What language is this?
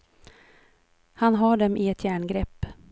Swedish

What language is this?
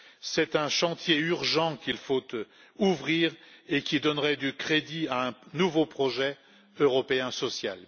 French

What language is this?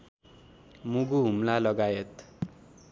Nepali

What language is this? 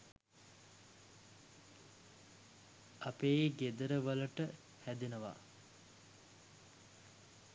Sinhala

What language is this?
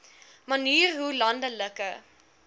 Afrikaans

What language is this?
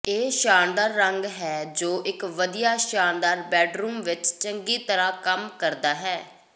Punjabi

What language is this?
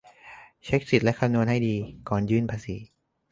Thai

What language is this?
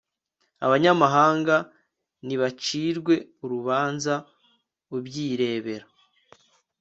Kinyarwanda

